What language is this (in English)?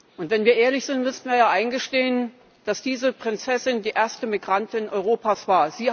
German